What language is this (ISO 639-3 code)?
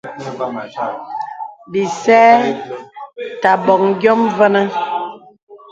beb